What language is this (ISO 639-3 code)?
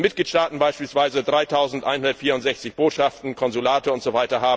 deu